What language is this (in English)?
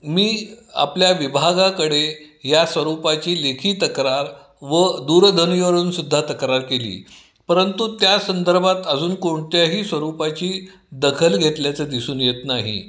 Marathi